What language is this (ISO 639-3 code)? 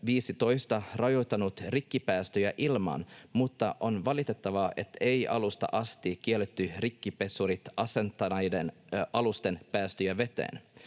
fin